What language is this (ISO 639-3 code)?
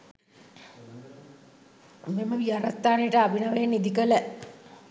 sin